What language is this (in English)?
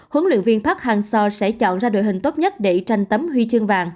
Vietnamese